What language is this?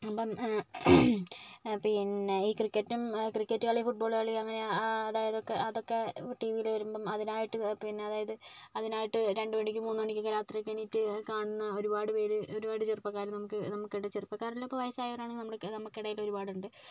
Malayalam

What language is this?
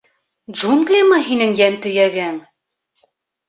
Bashkir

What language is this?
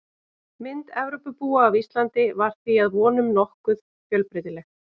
Icelandic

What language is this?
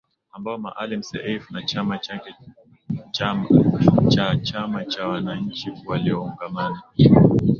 Swahili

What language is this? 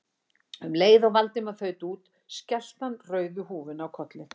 Icelandic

